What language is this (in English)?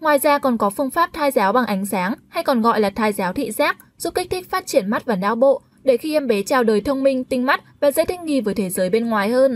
Vietnamese